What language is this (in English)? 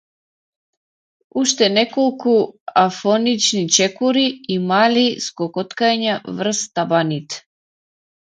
Macedonian